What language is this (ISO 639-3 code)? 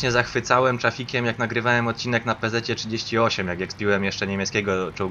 pol